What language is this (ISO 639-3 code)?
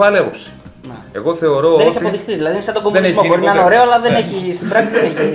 ell